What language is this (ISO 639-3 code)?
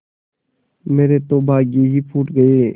hin